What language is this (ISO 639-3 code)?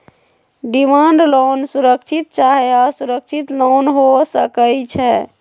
mag